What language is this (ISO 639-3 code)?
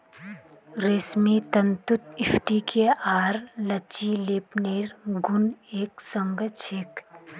mag